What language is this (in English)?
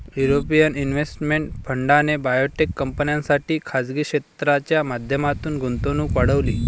Marathi